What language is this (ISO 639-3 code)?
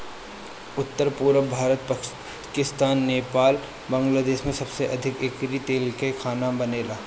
bho